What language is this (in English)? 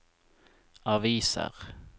Norwegian